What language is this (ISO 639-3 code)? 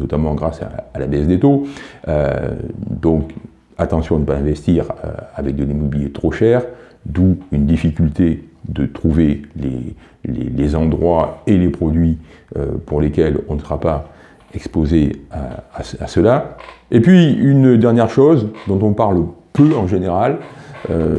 fra